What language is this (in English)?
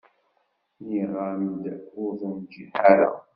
Kabyle